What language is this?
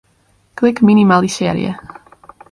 Western Frisian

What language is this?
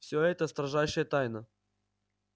Russian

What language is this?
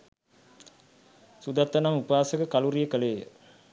Sinhala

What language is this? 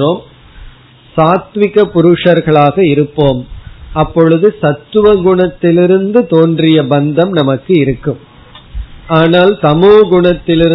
Tamil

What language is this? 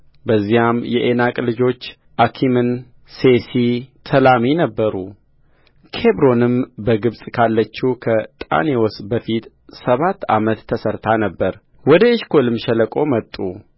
Amharic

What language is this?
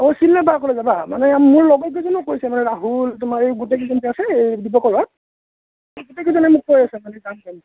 Assamese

